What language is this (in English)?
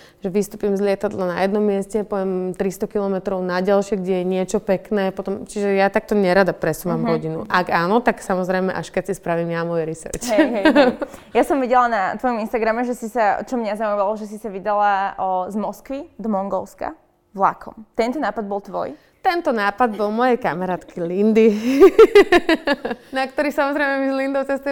Slovak